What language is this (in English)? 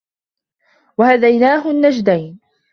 Arabic